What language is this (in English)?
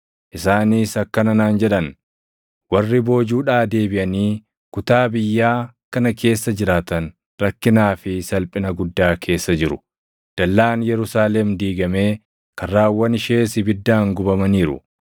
Oromo